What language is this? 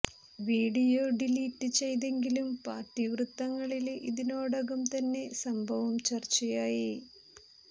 Malayalam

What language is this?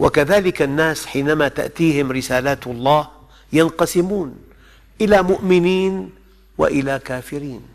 Arabic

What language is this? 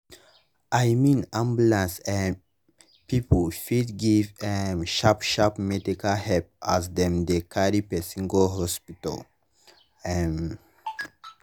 Nigerian Pidgin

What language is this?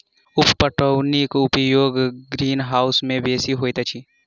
Maithili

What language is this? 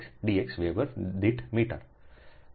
Gujarati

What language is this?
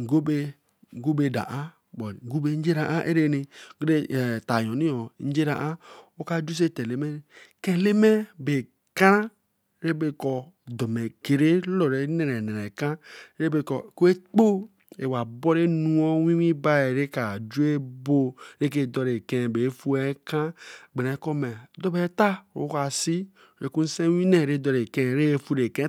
Eleme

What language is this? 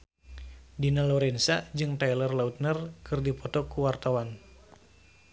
Sundanese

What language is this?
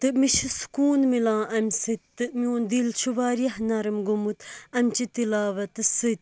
Kashmiri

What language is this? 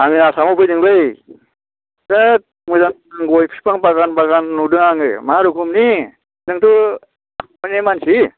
Bodo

